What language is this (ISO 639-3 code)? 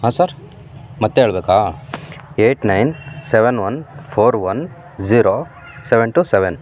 kan